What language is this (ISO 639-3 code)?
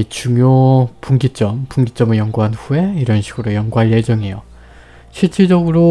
kor